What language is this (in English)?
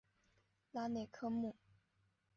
Chinese